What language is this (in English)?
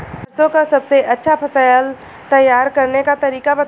Bhojpuri